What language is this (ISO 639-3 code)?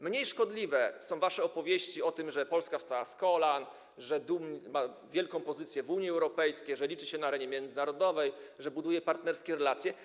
pol